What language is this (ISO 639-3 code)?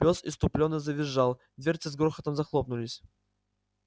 rus